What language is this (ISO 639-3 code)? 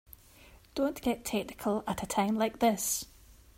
eng